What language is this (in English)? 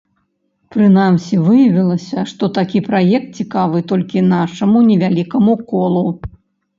Belarusian